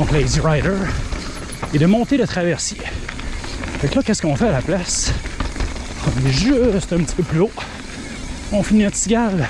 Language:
French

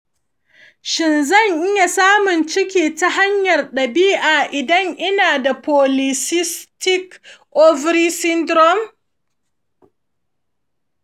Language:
Hausa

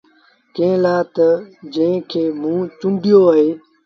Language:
Sindhi Bhil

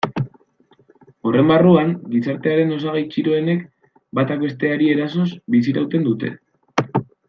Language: Basque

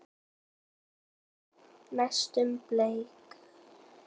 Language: Icelandic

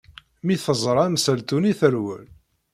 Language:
Kabyle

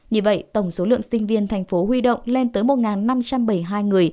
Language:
Vietnamese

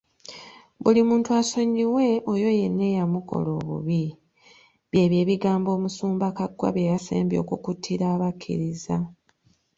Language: Ganda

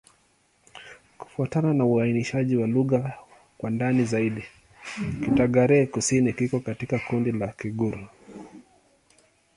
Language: Swahili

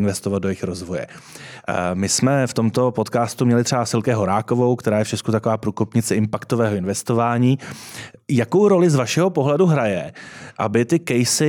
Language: Czech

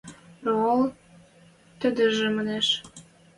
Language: Western Mari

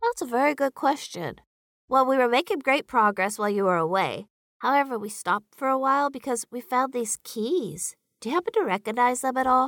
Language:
English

